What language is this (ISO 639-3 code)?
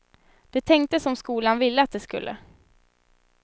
swe